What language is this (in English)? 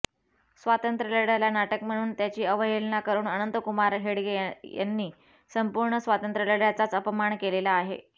Marathi